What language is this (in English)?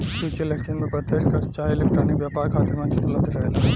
Bhojpuri